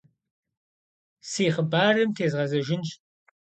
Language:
Kabardian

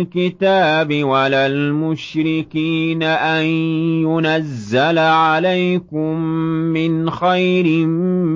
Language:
Arabic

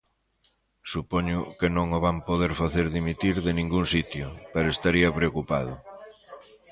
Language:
Galician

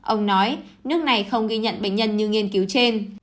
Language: Vietnamese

